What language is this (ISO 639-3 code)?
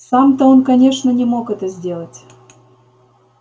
rus